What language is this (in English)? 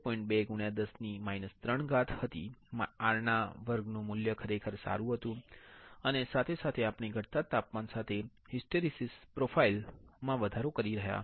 Gujarati